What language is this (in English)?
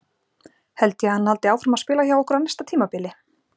Icelandic